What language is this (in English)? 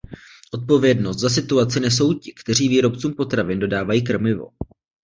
Czech